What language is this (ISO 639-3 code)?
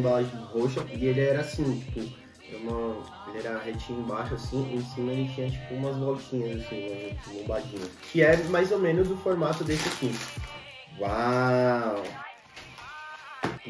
por